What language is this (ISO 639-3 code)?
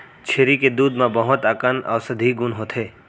hne